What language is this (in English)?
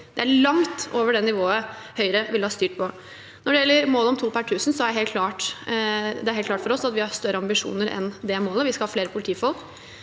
Norwegian